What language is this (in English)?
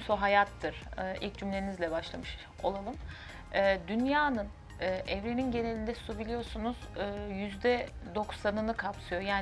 Turkish